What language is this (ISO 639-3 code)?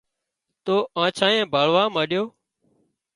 kxp